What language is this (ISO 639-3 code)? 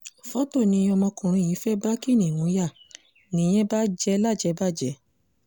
yor